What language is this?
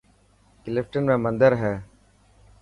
Dhatki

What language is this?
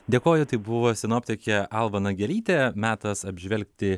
Lithuanian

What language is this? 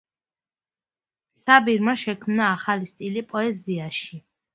Georgian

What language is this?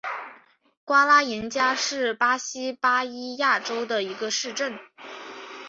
Chinese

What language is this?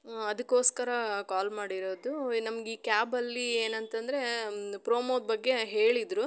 Kannada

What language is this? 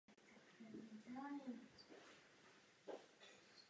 Czech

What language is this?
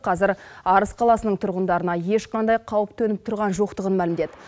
Kazakh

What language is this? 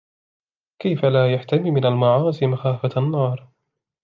Arabic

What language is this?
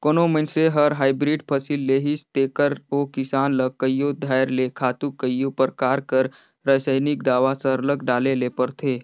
Chhattisgarhi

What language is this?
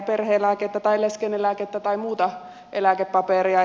Finnish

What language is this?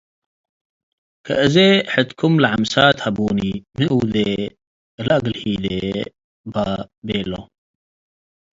Tigre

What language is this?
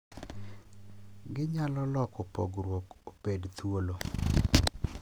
Luo (Kenya and Tanzania)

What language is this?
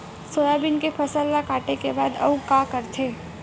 Chhattisgarhi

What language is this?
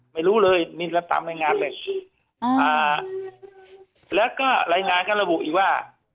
Thai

